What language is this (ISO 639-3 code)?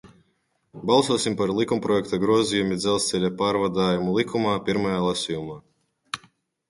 lav